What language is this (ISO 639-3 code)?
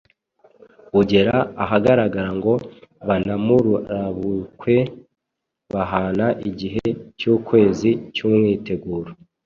kin